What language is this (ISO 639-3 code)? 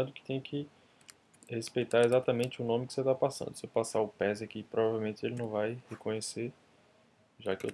por